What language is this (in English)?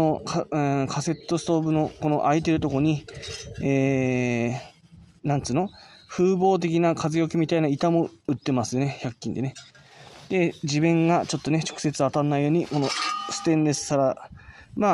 Japanese